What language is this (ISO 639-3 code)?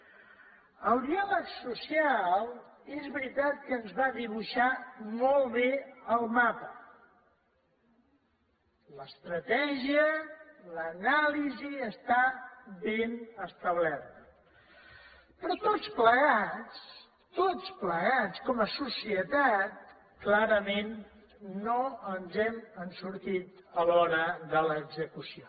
cat